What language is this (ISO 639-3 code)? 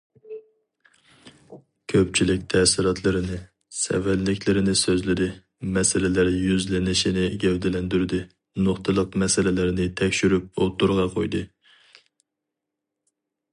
uig